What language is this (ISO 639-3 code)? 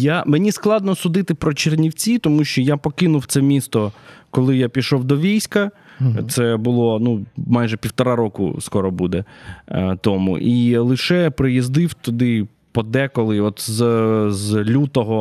ukr